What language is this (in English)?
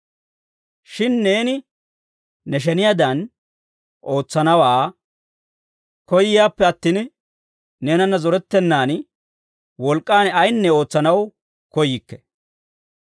Dawro